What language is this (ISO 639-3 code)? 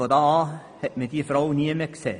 gsw